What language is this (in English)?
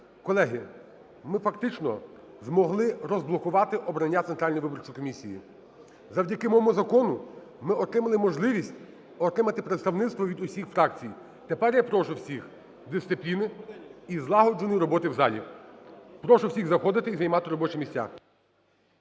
Ukrainian